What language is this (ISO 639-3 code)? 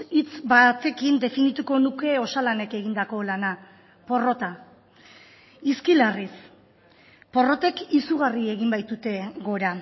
eus